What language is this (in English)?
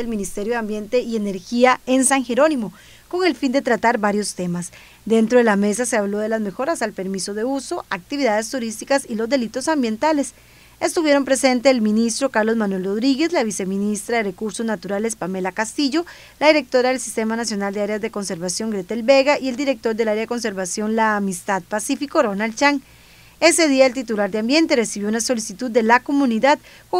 Spanish